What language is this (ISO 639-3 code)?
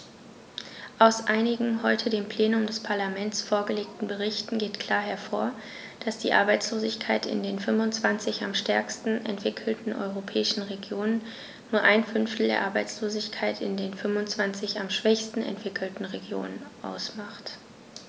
deu